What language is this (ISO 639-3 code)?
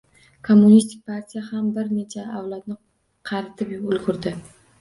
uzb